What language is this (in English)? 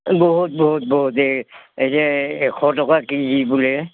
Assamese